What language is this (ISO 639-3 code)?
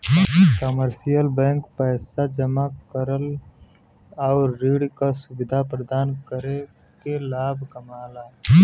bho